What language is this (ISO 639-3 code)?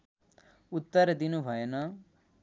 nep